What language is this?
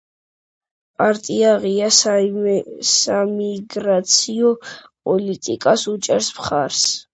Georgian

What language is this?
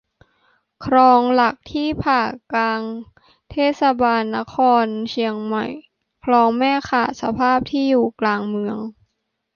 Thai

